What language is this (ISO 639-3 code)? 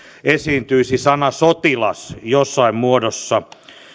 fin